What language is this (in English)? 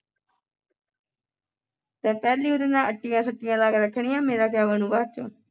Punjabi